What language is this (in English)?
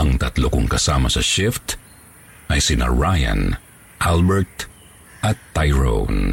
Filipino